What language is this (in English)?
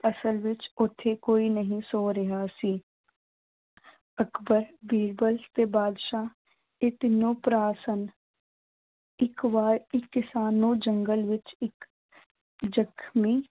Punjabi